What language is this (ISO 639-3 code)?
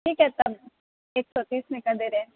urd